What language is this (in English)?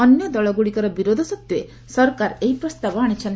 Odia